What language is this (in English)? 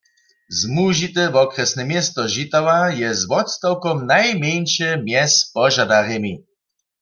Upper Sorbian